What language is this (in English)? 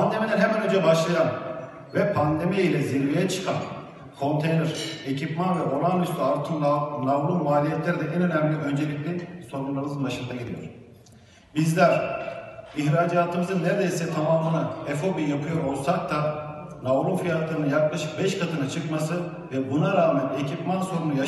Turkish